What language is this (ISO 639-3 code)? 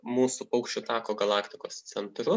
lit